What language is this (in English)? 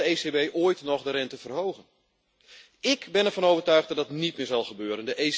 Dutch